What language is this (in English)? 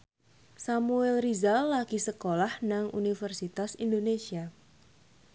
Javanese